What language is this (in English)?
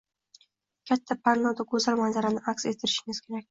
Uzbek